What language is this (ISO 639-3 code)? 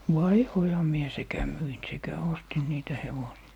fin